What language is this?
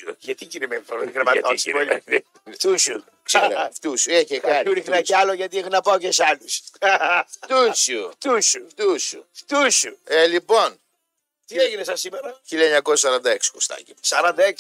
Greek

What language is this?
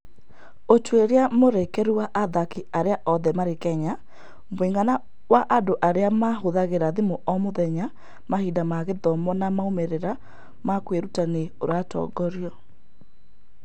Kikuyu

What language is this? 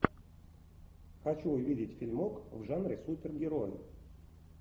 Russian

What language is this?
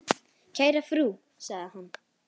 Icelandic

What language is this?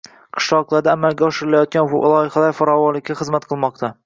Uzbek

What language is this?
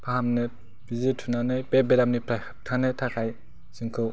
Bodo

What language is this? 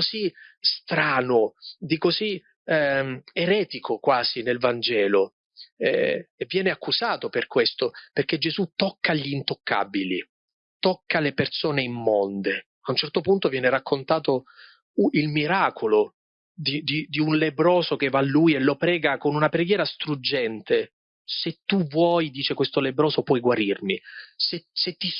Italian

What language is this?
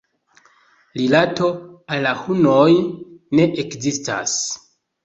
Esperanto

